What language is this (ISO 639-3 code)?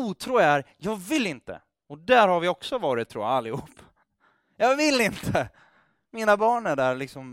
swe